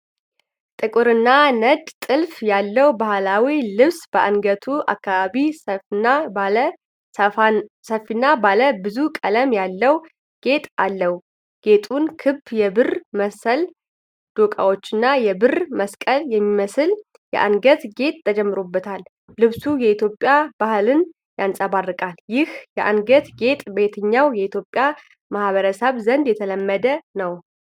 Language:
Amharic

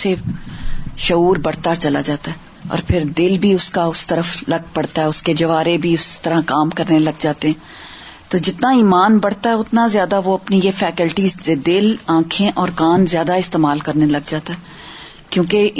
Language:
Urdu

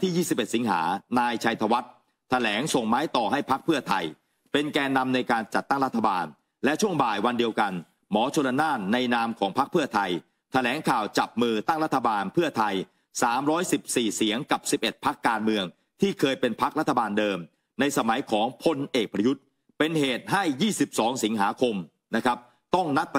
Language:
Thai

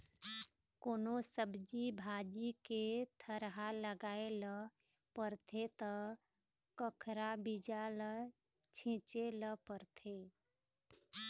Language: Chhattisgarhi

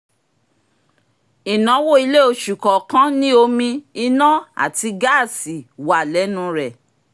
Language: Yoruba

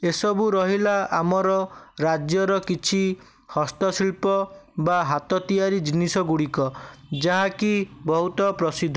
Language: Odia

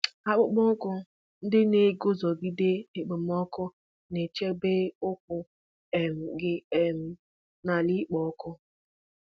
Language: Igbo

